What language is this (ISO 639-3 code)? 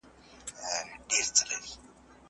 pus